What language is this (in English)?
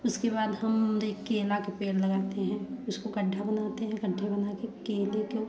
Hindi